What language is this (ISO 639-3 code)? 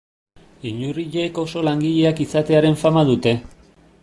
eus